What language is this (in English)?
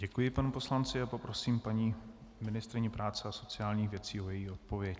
Czech